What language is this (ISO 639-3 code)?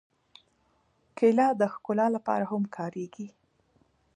pus